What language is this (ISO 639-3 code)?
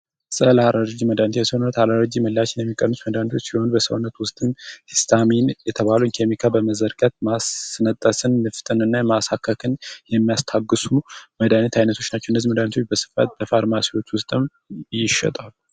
amh